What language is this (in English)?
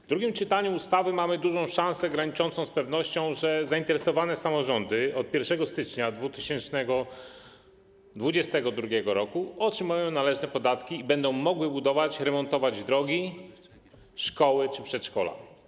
Polish